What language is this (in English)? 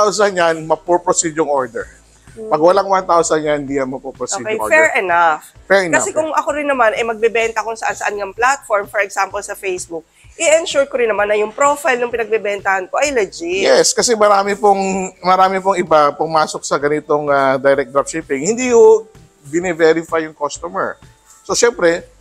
Filipino